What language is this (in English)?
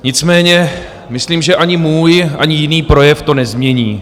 Czech